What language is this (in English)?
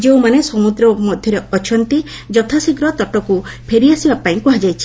Odia